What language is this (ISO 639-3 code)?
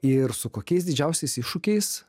lit